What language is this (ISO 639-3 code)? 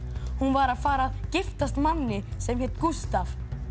isl